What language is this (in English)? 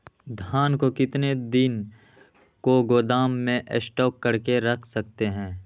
Magahi